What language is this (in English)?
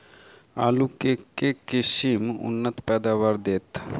Maithili